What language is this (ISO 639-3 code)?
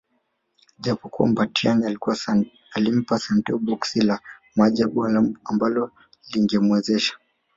swa